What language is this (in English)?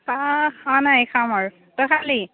Assamese